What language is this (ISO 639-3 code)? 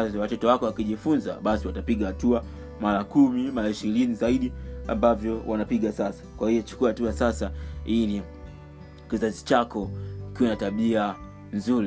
swa